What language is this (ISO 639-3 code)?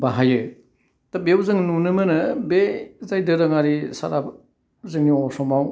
brx